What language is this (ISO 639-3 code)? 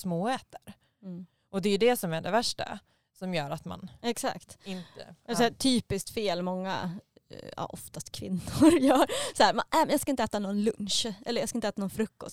swe